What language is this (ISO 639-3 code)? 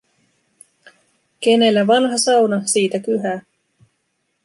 fin